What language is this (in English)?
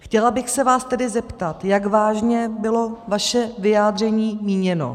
Czech